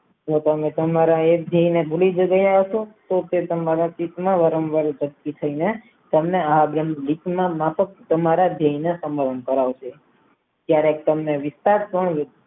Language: Gujarati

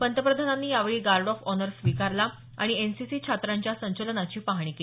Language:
Marathi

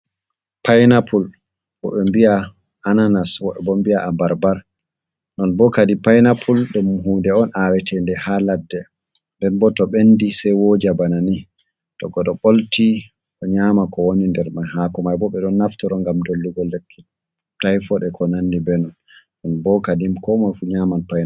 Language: Fula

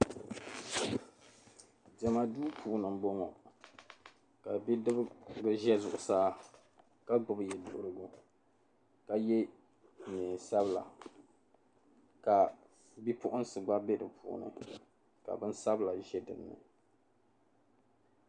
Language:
Dagbani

